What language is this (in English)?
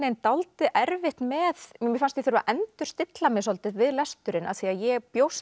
Icelandic